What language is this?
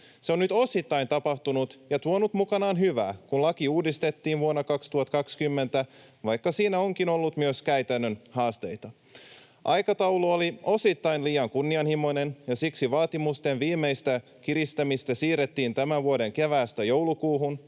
Finnish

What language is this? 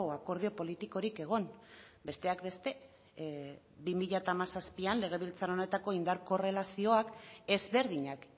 Basque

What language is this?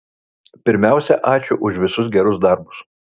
Lithuanian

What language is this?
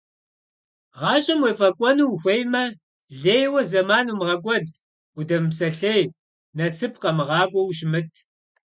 Kabardian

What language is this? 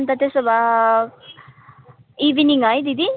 Nepali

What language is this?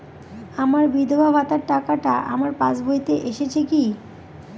Bangla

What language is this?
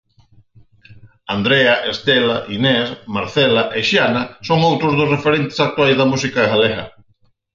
Galician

